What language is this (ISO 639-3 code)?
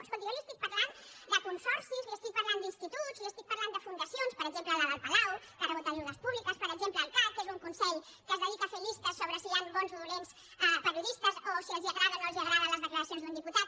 cat